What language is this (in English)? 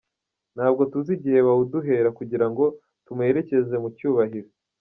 Kinyarwanda